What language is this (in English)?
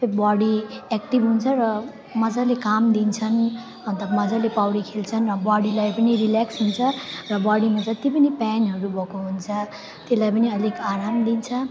Nepali